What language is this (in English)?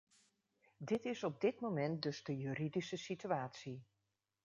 Dutch